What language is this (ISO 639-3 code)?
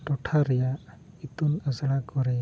sat